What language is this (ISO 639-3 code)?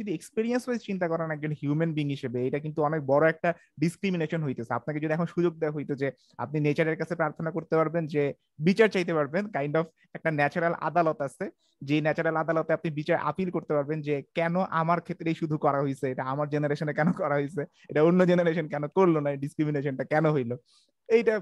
ben